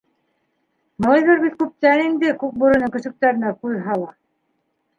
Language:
Bashkir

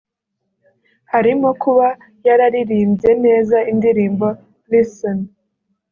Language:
Kinyarwanda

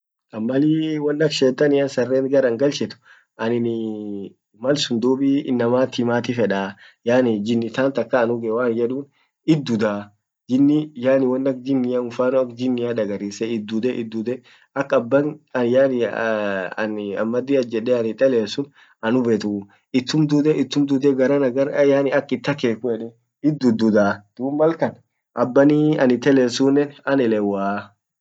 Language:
Orma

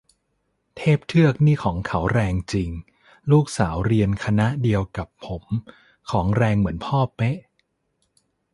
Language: Thai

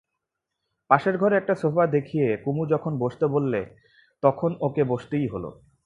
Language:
Bangla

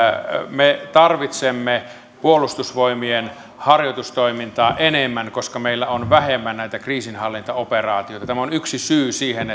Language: Finnish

